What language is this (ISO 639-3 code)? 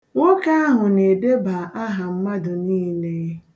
ibo